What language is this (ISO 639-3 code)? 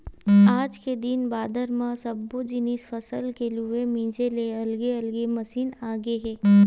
hne